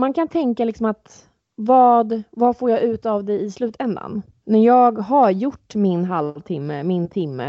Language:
Swedish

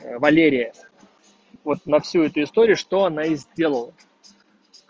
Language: Russian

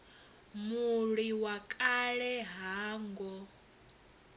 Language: Venda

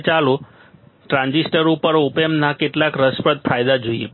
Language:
Gujarati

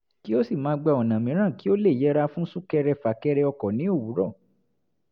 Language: Yoruba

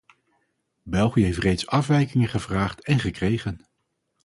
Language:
Dutch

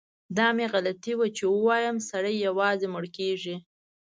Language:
Pashto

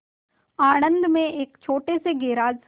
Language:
Hindi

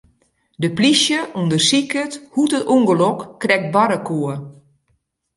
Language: Western Frisian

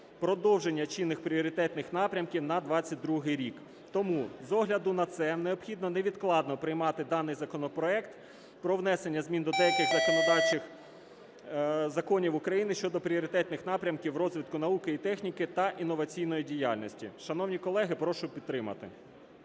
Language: Ukrainian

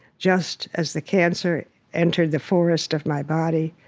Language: English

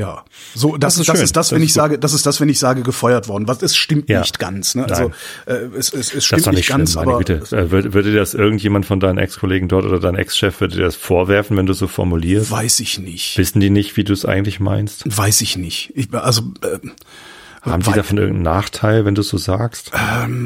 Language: German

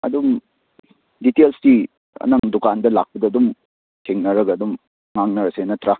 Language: Manipuri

